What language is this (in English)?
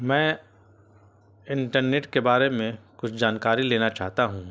Urdu